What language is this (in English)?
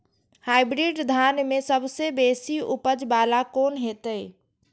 Maithili